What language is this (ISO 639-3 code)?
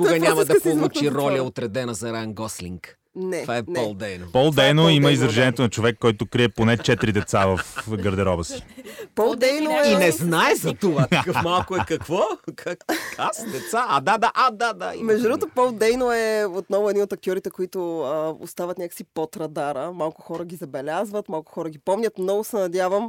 bul